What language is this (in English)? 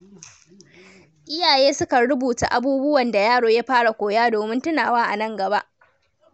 Hausa